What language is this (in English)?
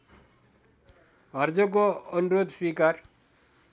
Nepali